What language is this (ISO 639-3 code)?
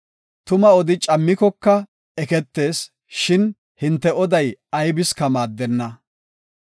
gof